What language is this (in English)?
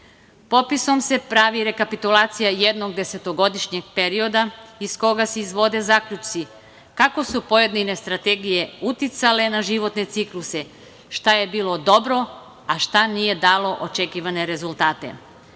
Serbian